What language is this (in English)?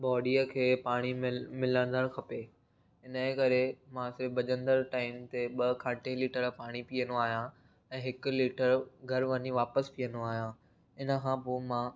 Sindhi